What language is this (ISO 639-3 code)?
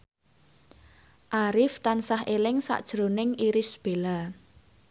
jav